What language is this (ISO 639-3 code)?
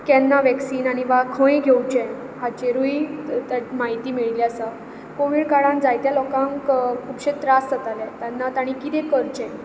kok